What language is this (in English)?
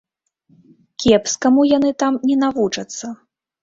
Belarusian